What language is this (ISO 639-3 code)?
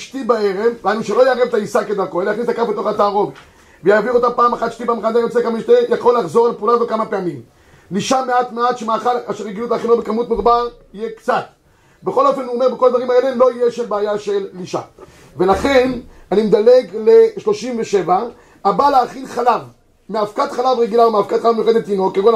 heb